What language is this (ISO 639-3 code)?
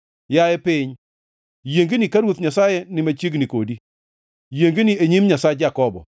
luo